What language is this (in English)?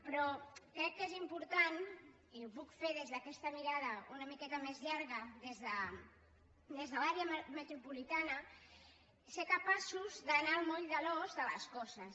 Catalan